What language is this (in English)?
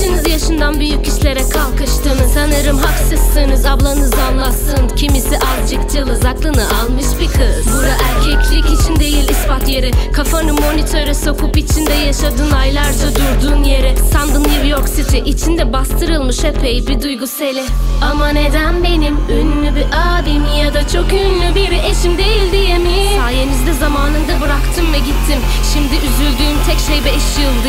Turkish